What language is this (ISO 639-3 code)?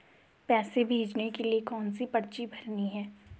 hin